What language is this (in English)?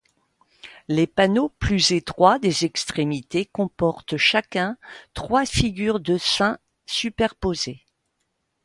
French